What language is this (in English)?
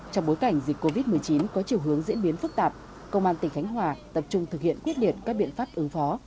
Vietnamese